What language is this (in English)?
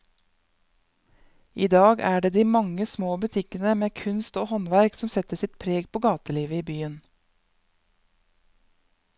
Norwegian